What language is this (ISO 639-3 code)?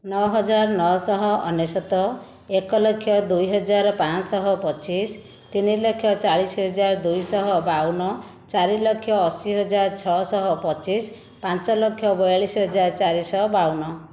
ori